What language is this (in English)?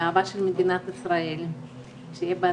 Hebrew